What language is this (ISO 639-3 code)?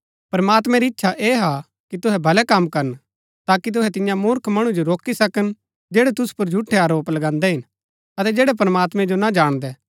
gbk